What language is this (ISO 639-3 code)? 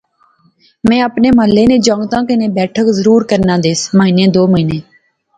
phr